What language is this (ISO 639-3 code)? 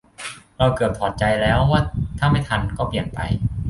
tha